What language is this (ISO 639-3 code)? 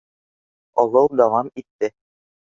bak